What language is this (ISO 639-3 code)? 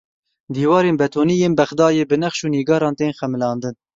kur